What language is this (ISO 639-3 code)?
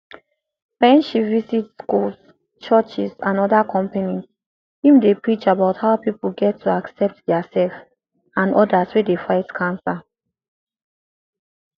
pcm